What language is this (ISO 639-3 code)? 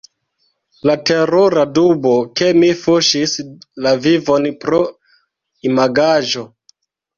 epo